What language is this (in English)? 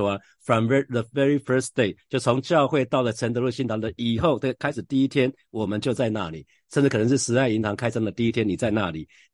Chinese